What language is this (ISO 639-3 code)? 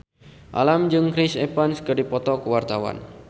sun